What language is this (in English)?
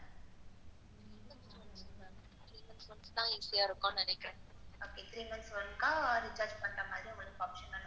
Tamil